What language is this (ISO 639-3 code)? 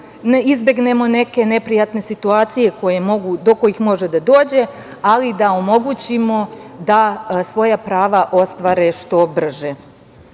srp